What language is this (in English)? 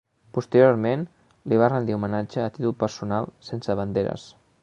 Catalan